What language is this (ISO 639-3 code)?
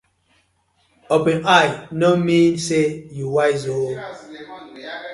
pcm